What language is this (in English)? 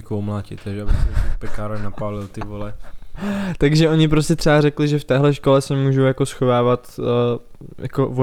Czech